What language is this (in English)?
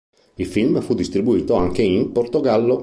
Italian